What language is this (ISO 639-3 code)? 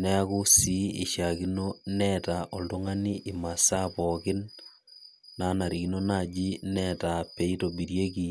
mas